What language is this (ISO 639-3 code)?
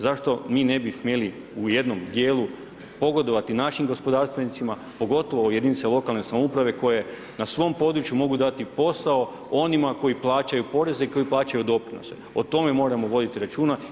hrv